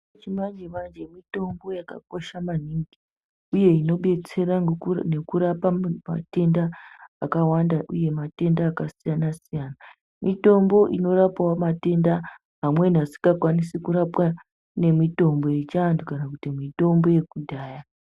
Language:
Ndau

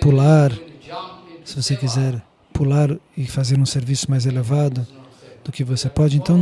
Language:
Portuguese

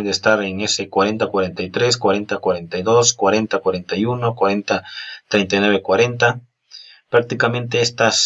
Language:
Spanish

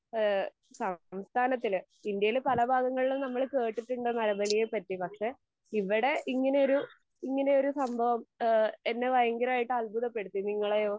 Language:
Malayalam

